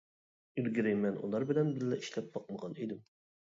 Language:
Uyghur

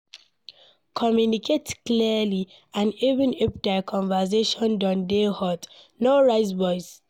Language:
Nigerian Pidgin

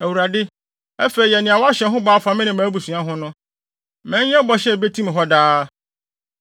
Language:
Akan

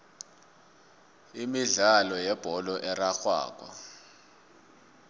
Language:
South Ndebele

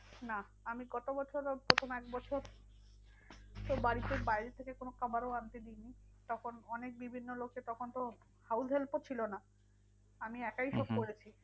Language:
Bangla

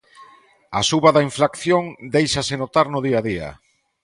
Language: Galician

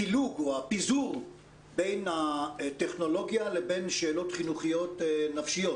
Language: Hebrew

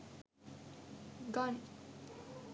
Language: Sinhala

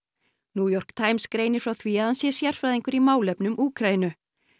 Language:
Icelandic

